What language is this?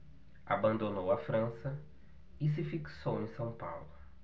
Portuguese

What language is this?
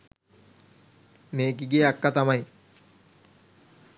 Sinhala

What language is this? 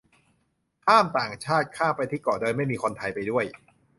Thai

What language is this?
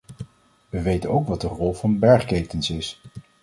Dutch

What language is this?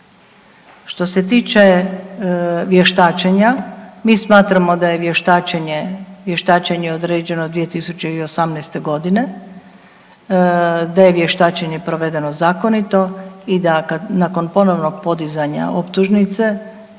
Croatian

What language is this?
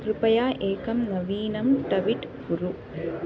Sanskrit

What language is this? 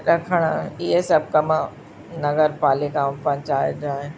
Sindhi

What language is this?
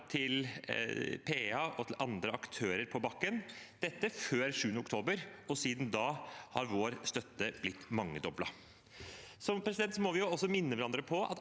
Norwegian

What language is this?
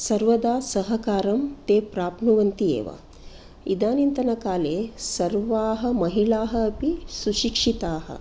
Sanskrit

